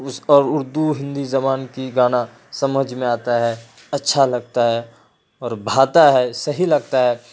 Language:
Urdu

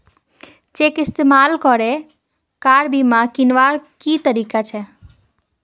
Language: Magahi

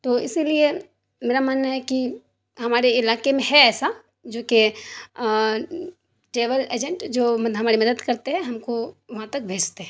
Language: Urdu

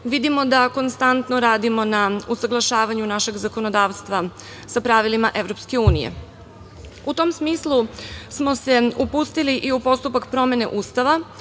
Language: Serbian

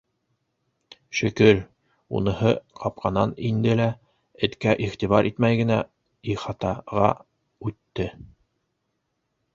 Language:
Bashkir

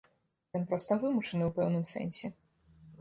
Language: Belarusian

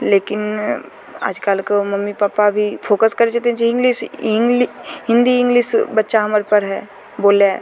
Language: Maithili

